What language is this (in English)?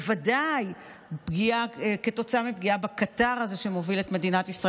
Hebrew